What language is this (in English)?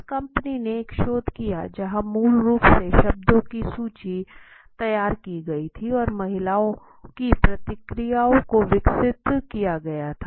Hindi